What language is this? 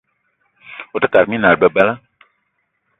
Eton (Cameroon)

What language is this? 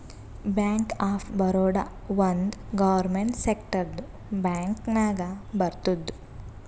Kannada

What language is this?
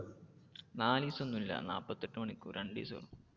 Malayalam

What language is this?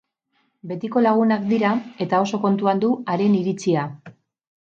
Basque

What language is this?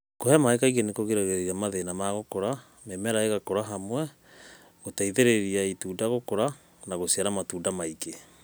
Kikuyu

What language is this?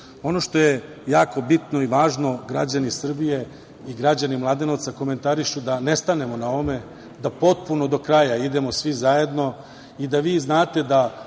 Serbian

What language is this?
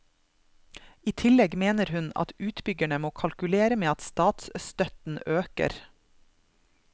Norwegian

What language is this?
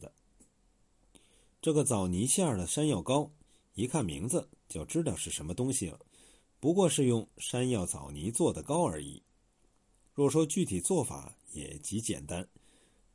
Chinese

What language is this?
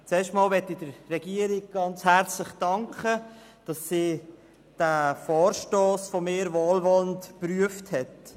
Swiss German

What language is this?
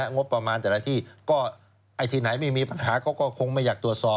Thai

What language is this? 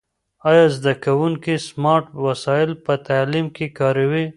Pashto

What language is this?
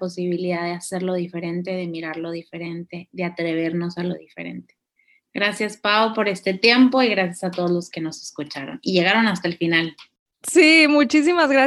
Spanish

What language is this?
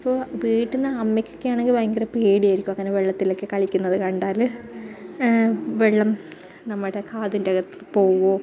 Malayalam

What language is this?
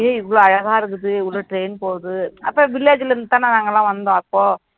Tamil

